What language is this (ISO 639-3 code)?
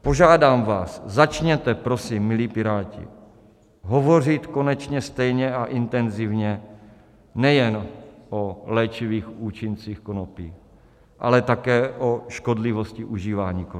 ces